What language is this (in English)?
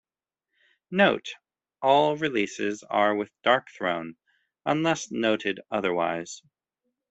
English